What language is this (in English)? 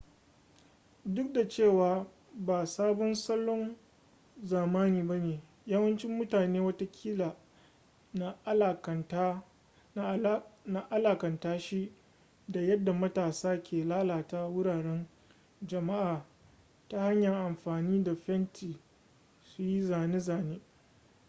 Hausa